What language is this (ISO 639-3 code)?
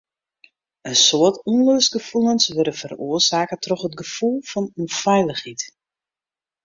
fry